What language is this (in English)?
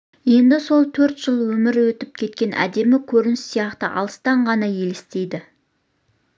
Kazakh